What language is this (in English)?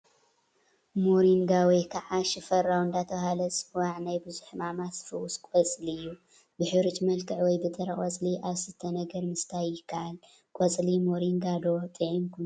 Tigrinya